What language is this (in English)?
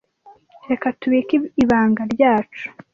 Kinyarwanda